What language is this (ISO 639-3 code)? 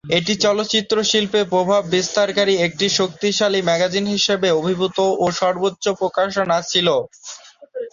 ben